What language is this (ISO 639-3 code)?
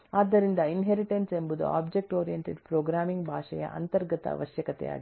kan